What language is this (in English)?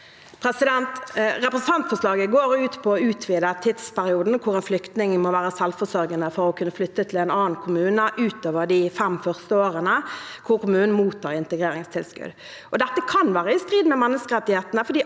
Norwegian